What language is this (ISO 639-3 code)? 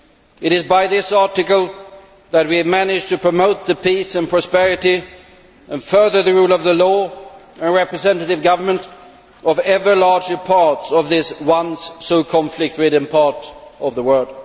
eng